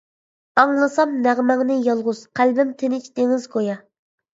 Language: Uyghur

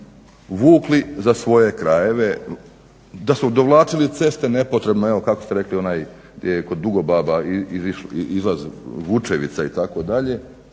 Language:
Croatian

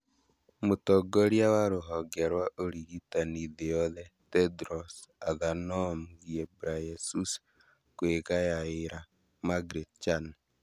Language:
Kikuyu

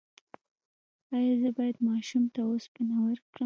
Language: Pashto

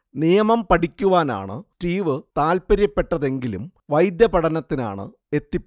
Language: Malayalam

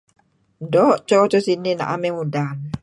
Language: Kelabit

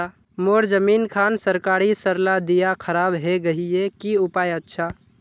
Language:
Magahi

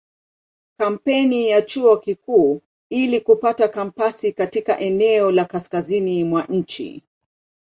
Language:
Swahili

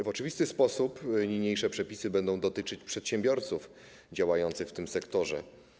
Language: Polish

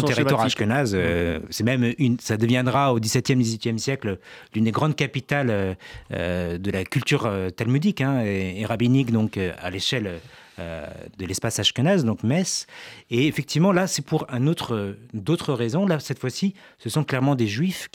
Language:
French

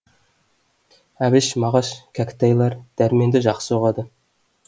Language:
Kazakh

